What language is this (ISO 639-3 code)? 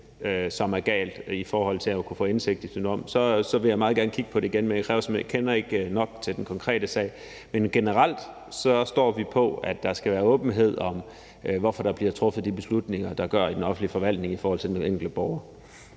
dan